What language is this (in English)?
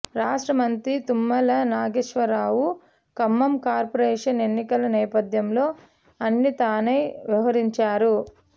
Telugu